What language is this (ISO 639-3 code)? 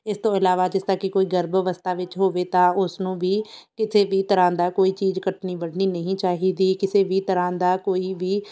pan